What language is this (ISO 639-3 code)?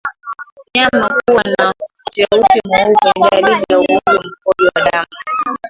swa